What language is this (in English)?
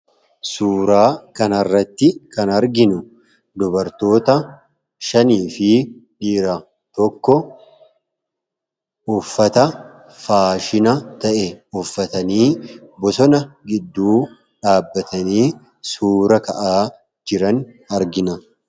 Oromo